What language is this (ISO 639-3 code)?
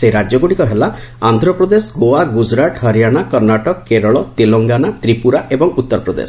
ori